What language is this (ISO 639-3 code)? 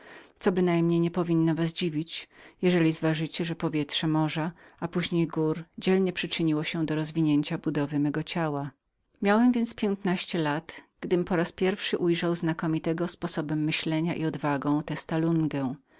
pol